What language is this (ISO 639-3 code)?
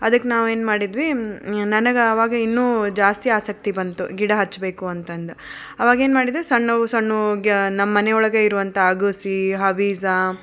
kan